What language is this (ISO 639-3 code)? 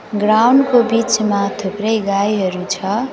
nep